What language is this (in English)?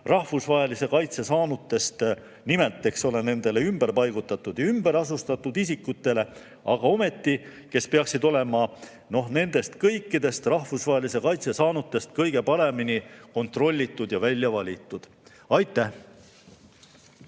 Estonian